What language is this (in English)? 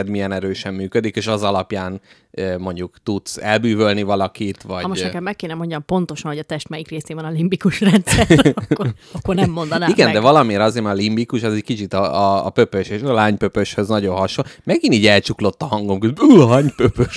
Hungarian